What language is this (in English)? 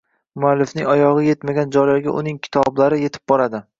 Uzbek